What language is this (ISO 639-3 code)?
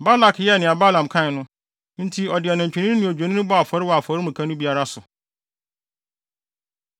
aka